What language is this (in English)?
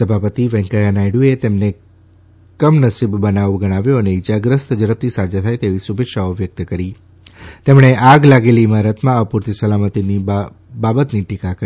Gujarati